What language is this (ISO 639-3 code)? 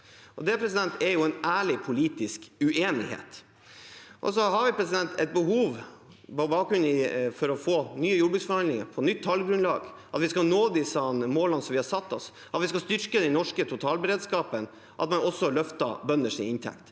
nor